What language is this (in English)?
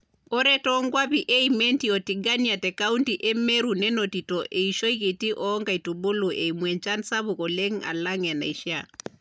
Masai